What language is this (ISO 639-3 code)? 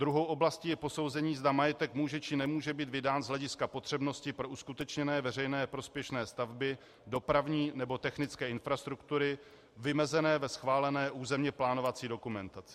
ces